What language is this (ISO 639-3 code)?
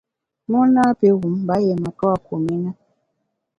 bax